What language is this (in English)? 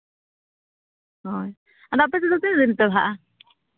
Santali